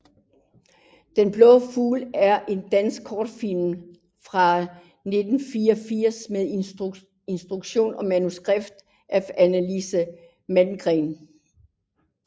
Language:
Danish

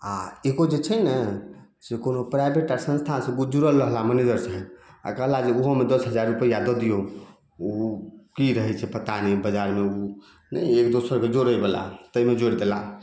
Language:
Maithili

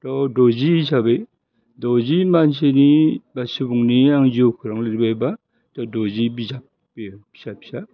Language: Bodo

